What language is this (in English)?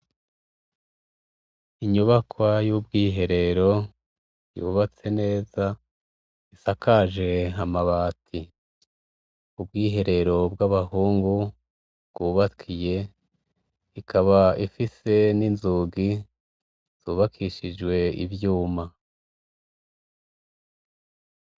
Rundi